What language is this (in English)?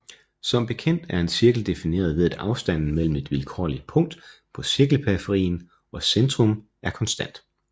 Danish